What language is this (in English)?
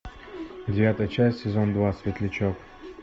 Russian